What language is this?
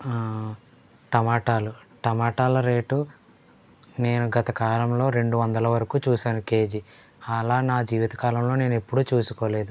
Telugu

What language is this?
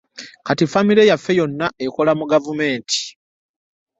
Ganda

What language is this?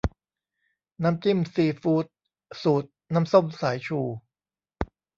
Thai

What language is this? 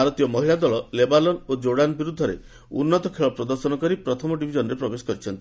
Odia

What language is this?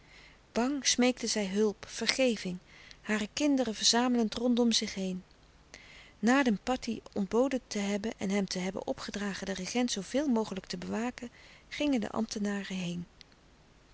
Dutch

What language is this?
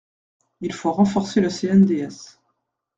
French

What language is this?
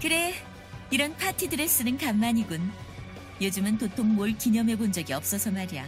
Korean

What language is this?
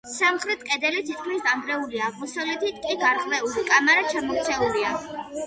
Georgian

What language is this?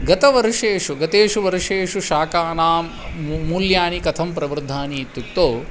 Sanskrit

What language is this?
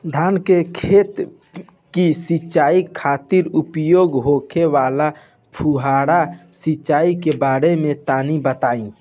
Bhojpuri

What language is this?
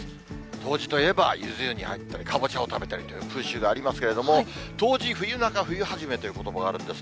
Japanese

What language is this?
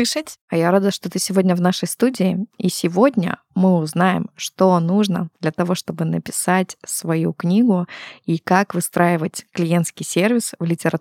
Russian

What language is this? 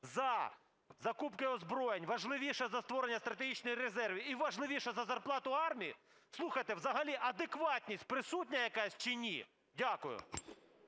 Ukrainian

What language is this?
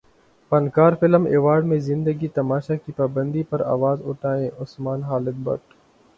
Urdu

